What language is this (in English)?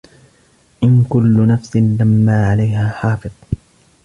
Arabic